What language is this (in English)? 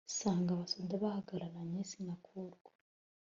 Kinyarwanda